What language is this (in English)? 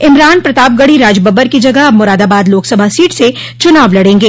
Hindi